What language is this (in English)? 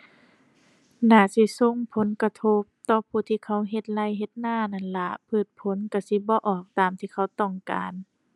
Thai